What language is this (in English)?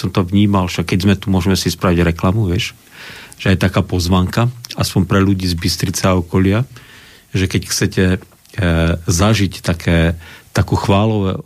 Slovak